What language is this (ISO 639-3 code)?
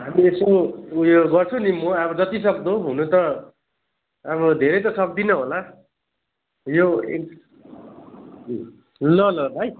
nep